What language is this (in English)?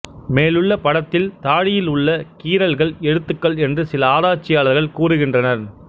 Tamil